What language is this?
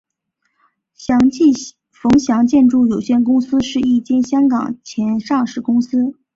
Chinese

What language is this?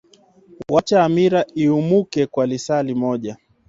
Swahili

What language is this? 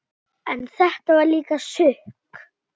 Icelandic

